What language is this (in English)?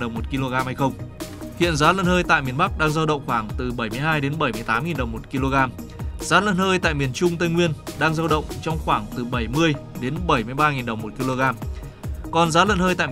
Vietnamese